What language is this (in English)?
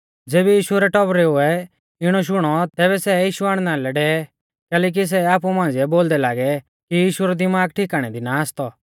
Mahasu Pahari